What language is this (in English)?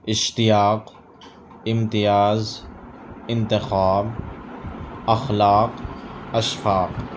Urdu